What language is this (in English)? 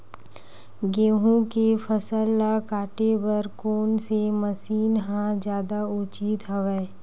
Chhattisgarhi